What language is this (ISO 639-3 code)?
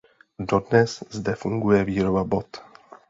ces